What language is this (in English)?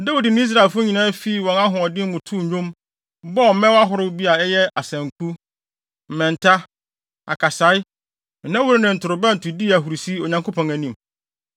Akan